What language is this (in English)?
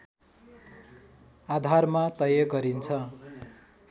Nepali